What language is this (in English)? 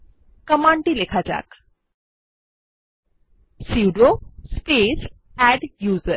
Bangla